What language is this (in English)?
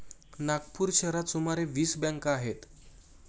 Marathi